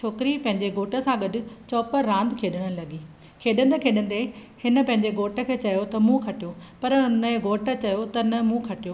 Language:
Sindhi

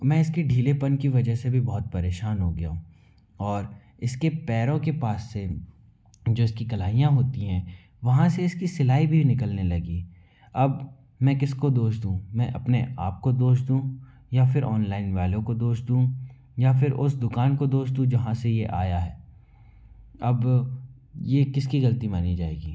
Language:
Hindi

